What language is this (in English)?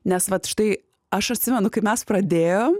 Lithuanian